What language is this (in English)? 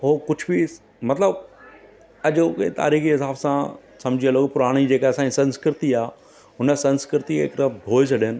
Sindhi